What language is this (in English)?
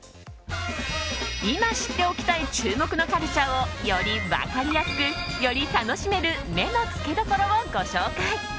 Japanese